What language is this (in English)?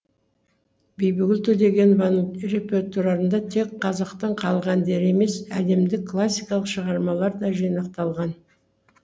Kazakh